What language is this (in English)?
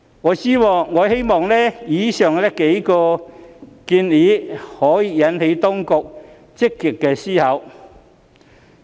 Cantonese